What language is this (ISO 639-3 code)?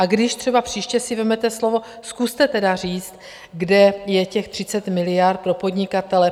ces